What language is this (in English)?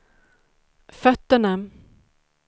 Swedish